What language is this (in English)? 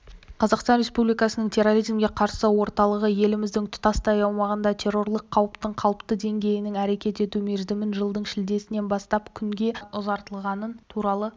Kazakh